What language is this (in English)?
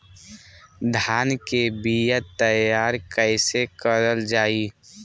Bhojpuri